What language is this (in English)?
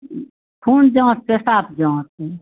Maithili